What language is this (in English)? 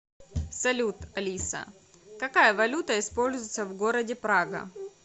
Russian